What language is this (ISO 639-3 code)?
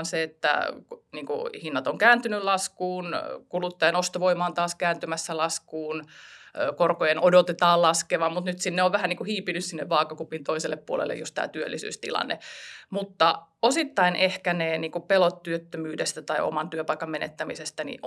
fin